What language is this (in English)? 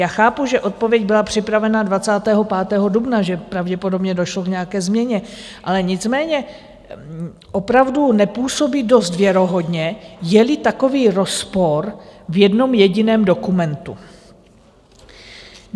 Czech